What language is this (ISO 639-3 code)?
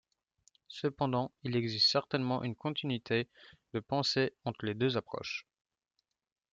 fra